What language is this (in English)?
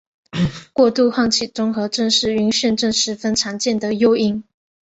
Chinese